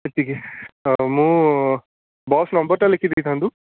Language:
Odia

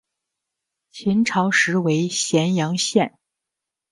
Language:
Chinese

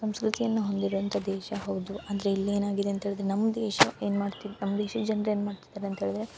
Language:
Kannada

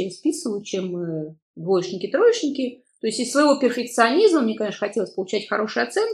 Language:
Russian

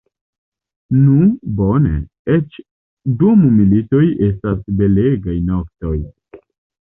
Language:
Esperanto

